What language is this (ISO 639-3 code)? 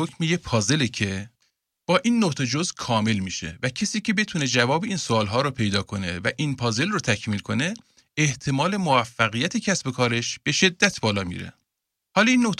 fas